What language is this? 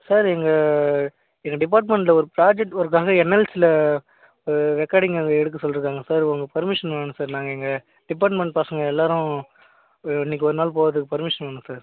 Tamil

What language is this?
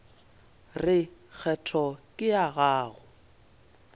Northern Sotho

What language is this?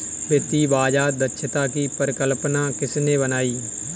Hindi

